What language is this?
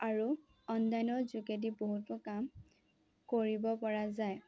Assamese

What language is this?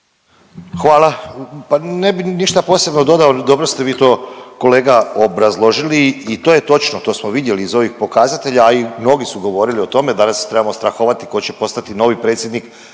Croatian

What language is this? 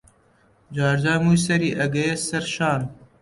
Central Kurdish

